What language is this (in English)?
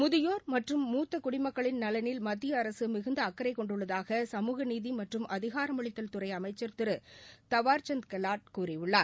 Tamil